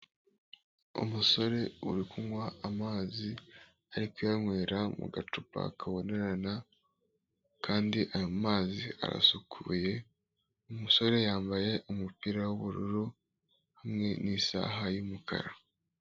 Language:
Kinyarwanda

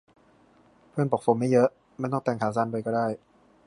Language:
Thai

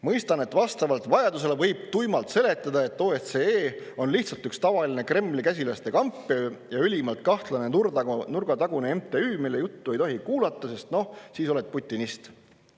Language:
Estonian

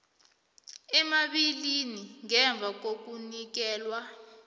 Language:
South Ndebele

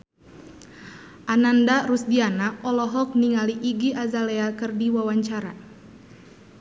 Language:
Sundanese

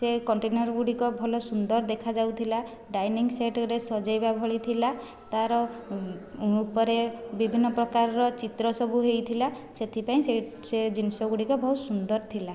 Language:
Odia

